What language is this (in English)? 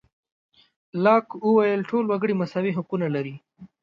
Pashto